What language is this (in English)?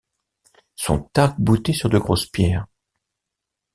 French